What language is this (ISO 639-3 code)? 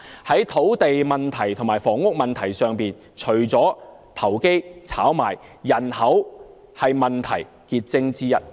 yue